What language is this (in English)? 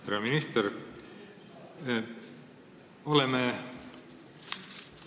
Estonian